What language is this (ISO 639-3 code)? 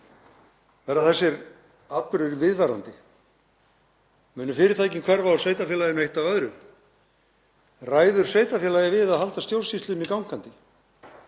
isl